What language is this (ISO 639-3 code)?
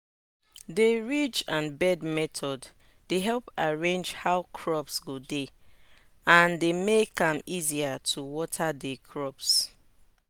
pcm